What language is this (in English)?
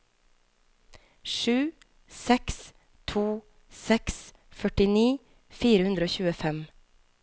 Norwegian